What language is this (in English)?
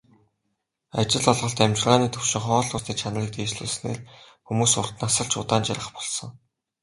Mongolian